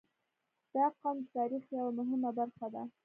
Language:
Pashto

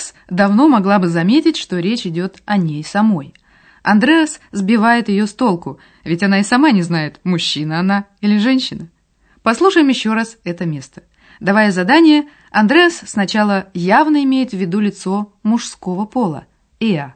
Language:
Russian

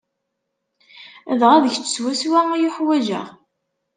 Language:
Kabyle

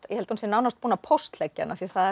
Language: Icelandic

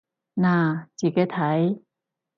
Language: Cantonese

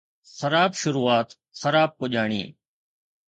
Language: Sindhi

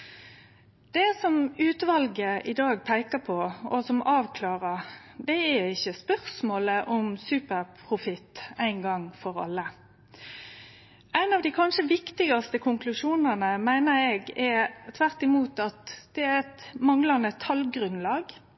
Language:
Norwegian Nynorsk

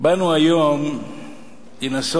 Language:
Hebrew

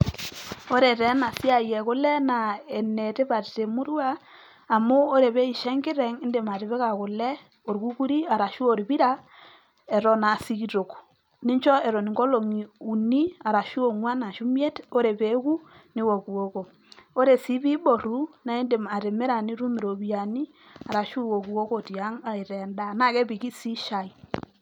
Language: Masai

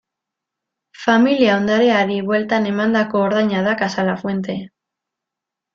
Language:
Basque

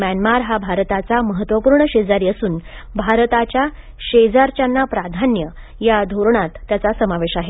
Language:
Marathi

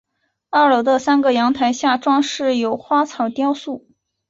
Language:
Chinese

